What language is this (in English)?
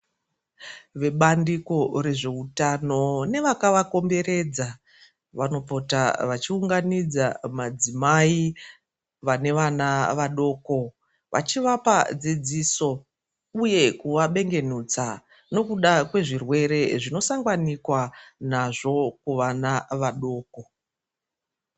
Ndau